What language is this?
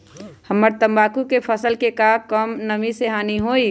Magahi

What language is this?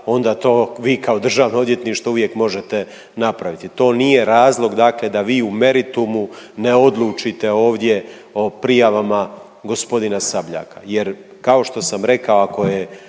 Croatian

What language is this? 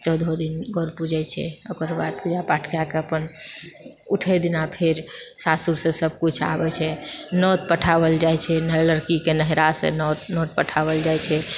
Maithili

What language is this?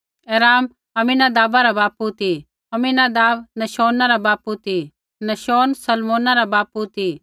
Kullu Pahari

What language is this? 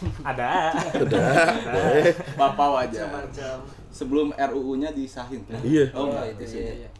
Indonesian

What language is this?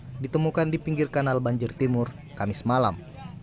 Indonesian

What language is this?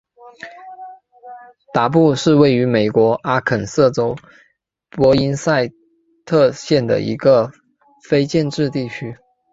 Chinese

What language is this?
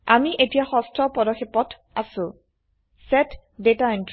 Assamese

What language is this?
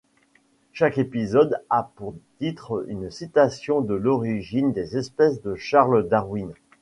French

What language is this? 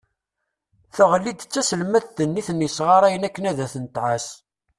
Kabyle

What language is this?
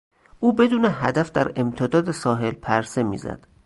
Persian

